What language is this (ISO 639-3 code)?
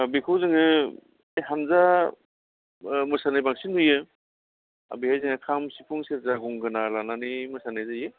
brx